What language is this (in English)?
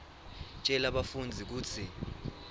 Swati